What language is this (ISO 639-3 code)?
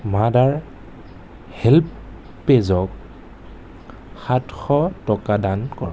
asm